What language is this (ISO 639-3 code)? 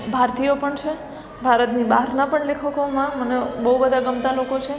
guj